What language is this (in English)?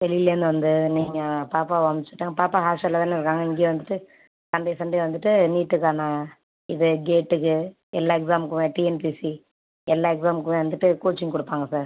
Tamil